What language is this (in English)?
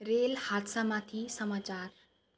Nepali